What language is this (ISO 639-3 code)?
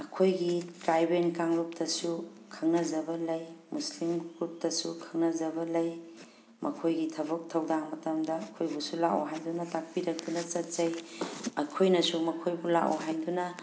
mni